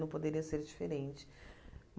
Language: Portuguese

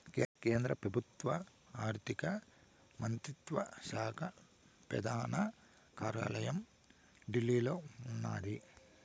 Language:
Telugu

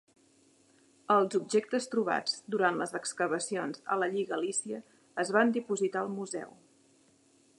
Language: Catalan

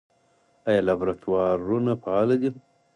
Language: Pashto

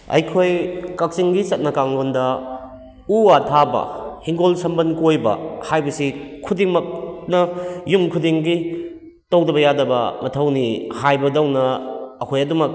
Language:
Manipuri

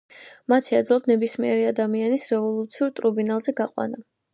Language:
Georgian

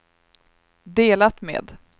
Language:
Swedish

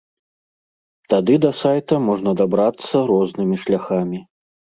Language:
Belarusian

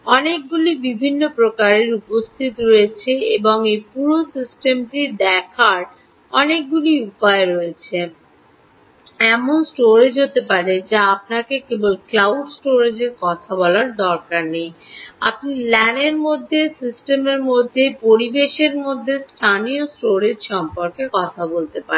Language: Bangla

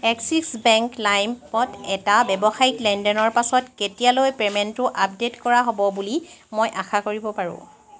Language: Assamese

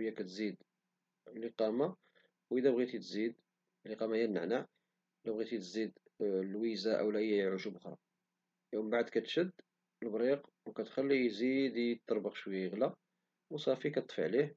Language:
Moroccan Arabic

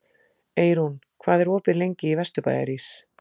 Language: Icelandic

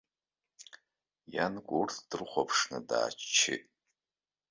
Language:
Abkhazian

